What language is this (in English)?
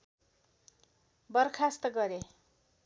Nepali